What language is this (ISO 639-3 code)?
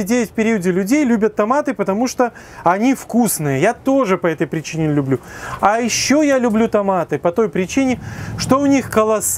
rus